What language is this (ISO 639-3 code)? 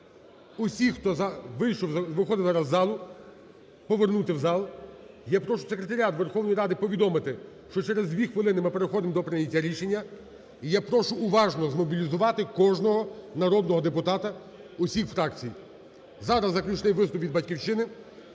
ukr